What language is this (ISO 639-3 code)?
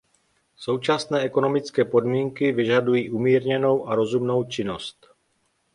ces